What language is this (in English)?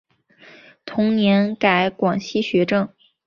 Chinese